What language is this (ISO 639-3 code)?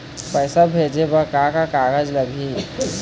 hne